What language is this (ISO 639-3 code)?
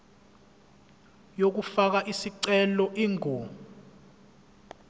zul